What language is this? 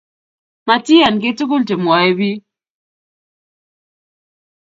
Kalenjin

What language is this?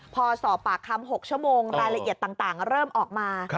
Thai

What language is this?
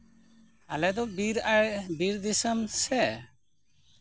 Santali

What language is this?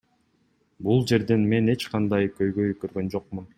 Kyrgyz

